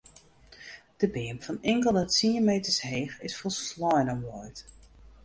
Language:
Western Frisian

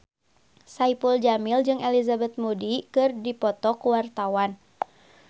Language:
Sundanese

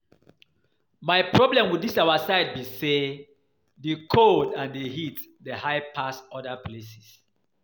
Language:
Nigerian Pidgin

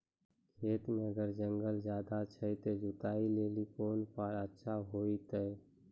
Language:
Maithili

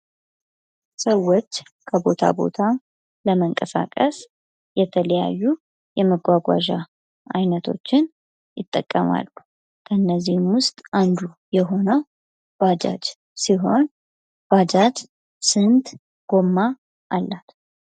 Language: Amharic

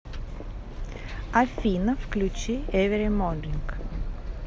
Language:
Russian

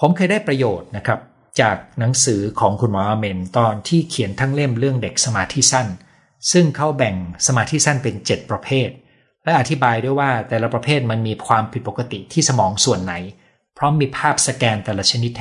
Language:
Thai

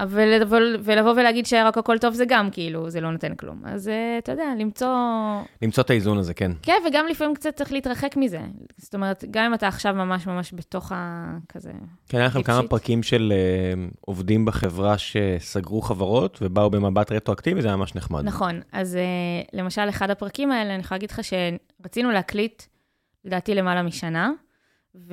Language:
Hebrew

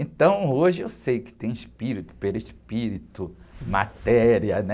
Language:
Portuguese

